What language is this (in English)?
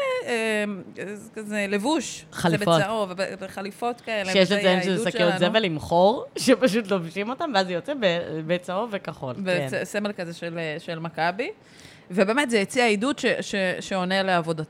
Hebrew